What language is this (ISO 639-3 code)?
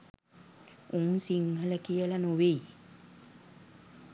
sin